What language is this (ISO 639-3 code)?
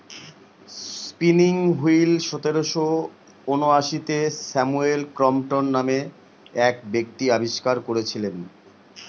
ben